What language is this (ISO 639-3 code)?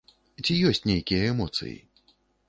bel